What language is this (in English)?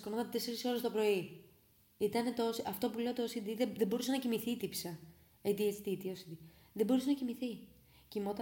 Greek